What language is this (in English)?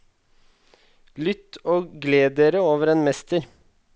Norwegian